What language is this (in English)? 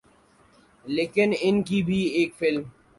Urdu